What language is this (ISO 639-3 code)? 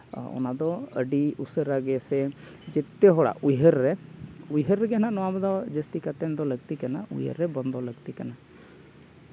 sat